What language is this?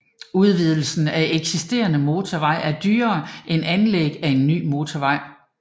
Danish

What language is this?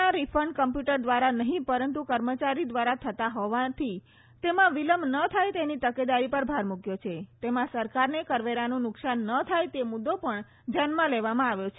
Gujarati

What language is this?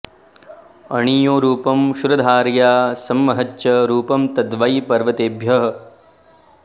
Sanskrit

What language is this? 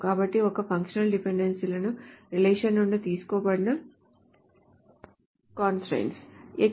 Telugu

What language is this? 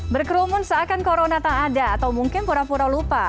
Indonesian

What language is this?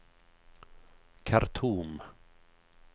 Swedish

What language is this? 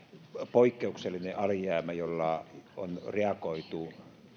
Finnish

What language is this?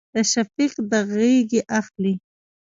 Pashto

